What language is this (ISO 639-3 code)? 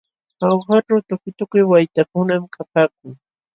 qxw